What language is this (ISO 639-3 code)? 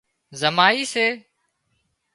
kxp